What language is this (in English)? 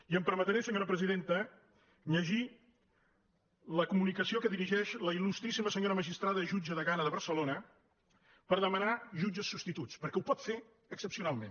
Catalan